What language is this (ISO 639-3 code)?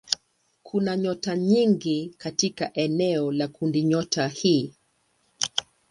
swa